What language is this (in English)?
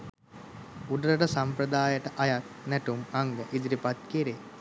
Sinhala